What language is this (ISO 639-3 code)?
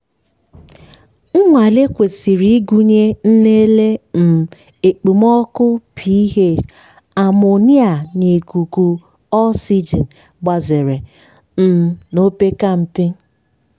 ibo